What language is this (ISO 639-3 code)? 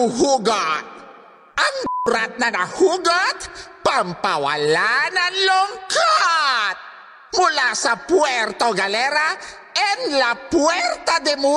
fil